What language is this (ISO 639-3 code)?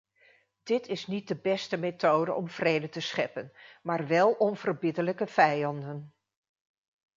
nld